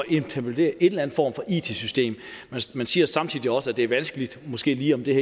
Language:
Danish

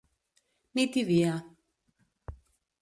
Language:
Catalan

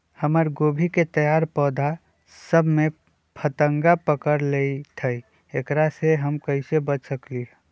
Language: Magahi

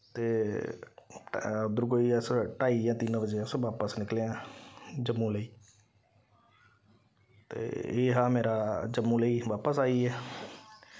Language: Dogri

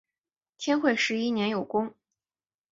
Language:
Chinese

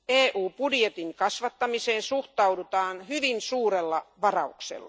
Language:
Finnish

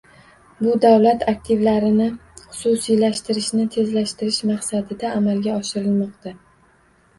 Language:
Uzbek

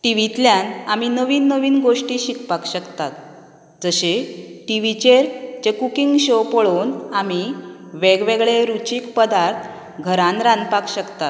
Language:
Konkani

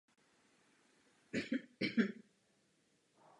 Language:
Czech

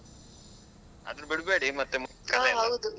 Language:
Kannada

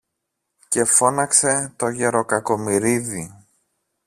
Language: Greek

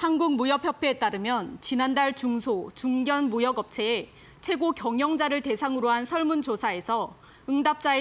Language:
Korean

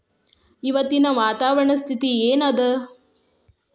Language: Kannada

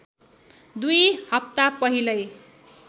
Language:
Nepali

